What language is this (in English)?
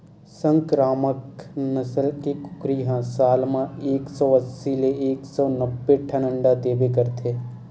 Chhattisgarhi